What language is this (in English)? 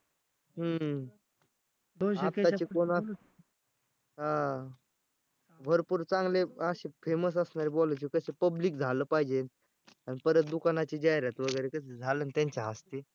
Marathi